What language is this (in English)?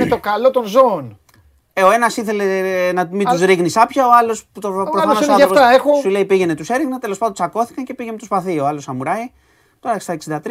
Greek